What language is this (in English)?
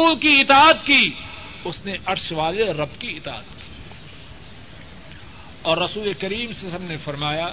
Urdu